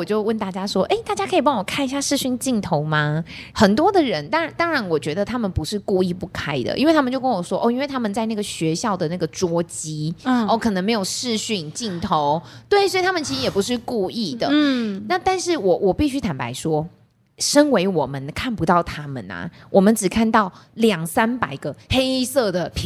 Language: Chinese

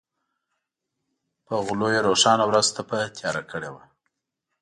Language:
Pashto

